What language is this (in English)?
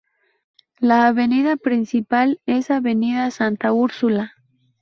Spanish